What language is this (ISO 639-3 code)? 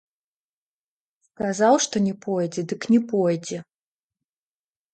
bel